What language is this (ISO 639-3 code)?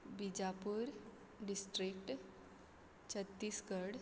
kok